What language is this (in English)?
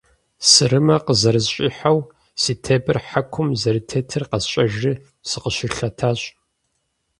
Kabardian